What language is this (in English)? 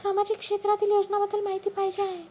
Marathi